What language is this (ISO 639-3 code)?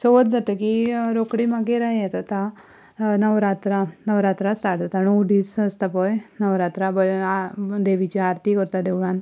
kok